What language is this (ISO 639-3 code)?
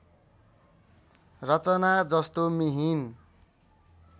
nep